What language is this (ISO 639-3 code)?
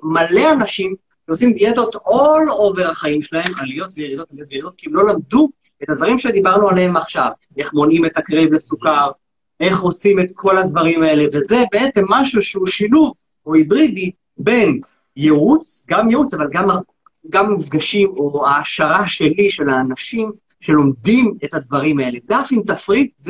heb